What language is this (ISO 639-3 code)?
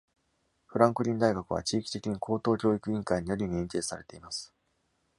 jpn